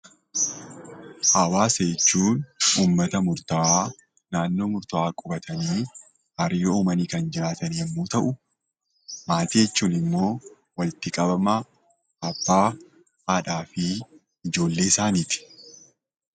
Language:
Oromo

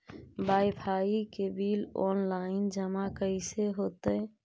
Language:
Magahi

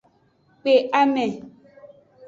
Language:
Aja (Benin)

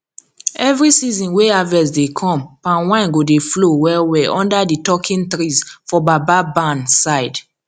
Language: Nigerian Pidgin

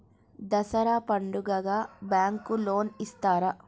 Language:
Telugu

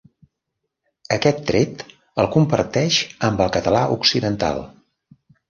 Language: Catalan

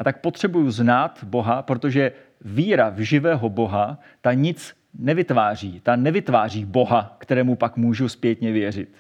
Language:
Czech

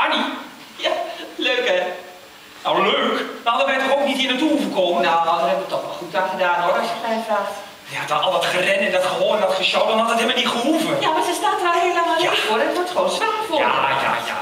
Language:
Dutch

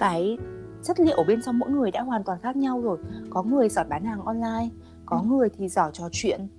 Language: Vietnamese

